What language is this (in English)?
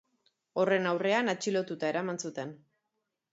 Basque